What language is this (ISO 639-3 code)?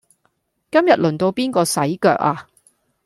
yue